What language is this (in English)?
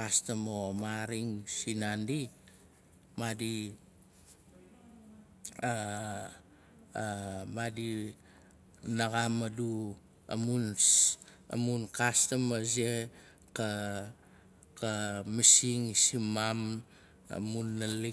Nalik